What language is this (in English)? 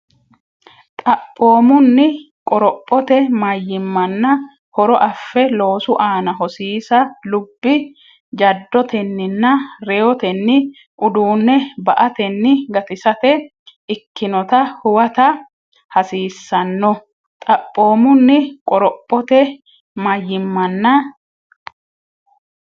Sidamo